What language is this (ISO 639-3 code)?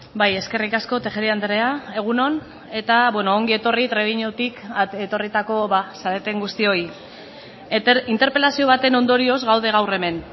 eus